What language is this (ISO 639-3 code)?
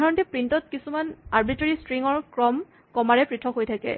asm